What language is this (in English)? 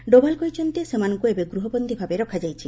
Odia